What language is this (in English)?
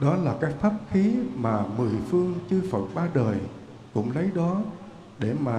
Vietnamese